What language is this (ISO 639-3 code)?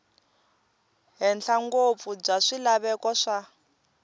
tso